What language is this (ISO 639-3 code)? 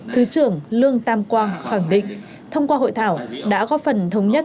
vie